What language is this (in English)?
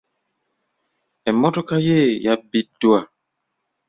Ganda